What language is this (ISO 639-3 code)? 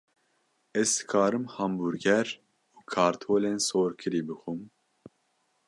kur